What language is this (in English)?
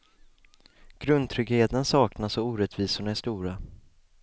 Swedish